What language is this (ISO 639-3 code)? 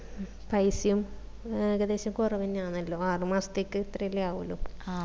mal